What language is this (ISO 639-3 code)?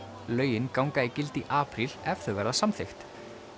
isl